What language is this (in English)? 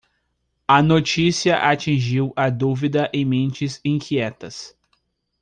Portuguese